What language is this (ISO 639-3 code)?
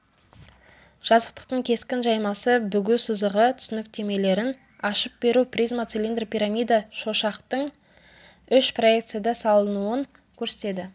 kaz